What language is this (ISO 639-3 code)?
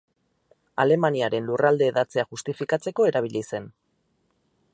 eus